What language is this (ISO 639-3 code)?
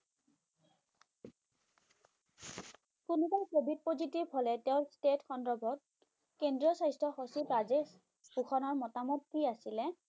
ben